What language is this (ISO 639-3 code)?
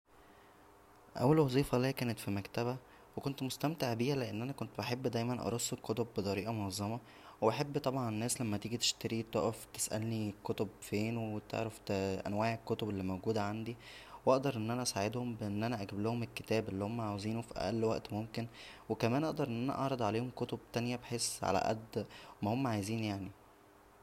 arz